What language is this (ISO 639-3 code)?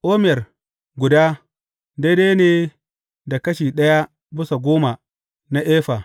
hau